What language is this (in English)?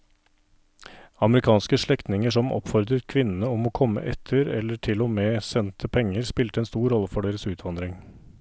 Norwegian